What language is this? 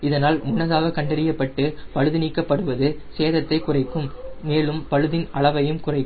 Tamil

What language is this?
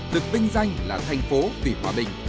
Vietnamese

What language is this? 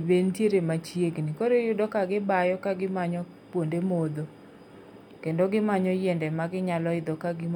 Luo (Kenya and Tanzania)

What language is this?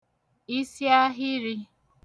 Igbo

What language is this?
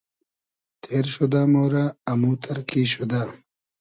Hazaragi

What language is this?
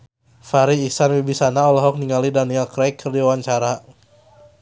Sundanese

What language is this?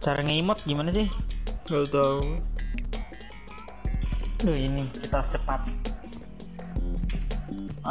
Indonesian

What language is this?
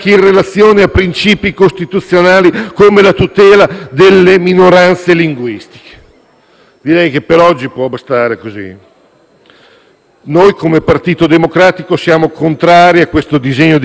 Italian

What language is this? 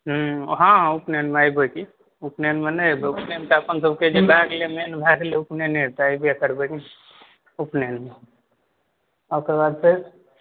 Maithili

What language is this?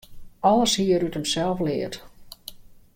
Western Frisian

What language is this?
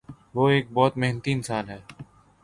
Urdu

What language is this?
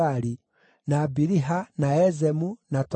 Kikuyu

